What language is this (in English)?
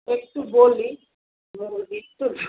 Bangla